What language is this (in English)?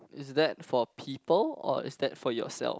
English